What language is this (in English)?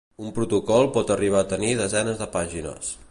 Catalan